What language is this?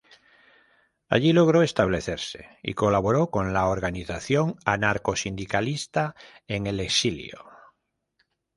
Spanish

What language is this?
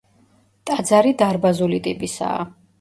Georgian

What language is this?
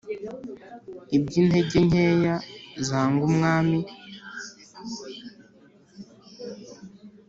Kinyarwanda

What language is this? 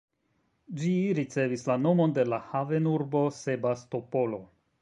Esperanto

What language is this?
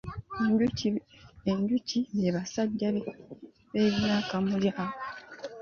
Ganda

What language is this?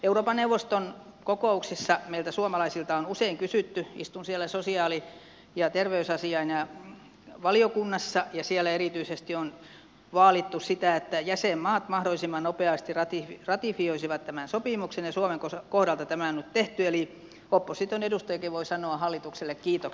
Finnish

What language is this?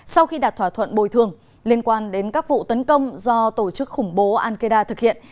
Vietnamese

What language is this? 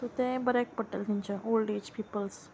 Konkani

